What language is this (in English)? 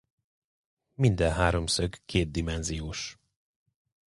Hungarian